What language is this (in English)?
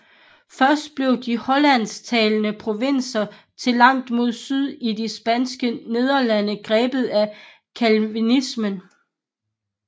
Danish